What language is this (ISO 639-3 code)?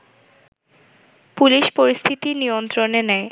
ben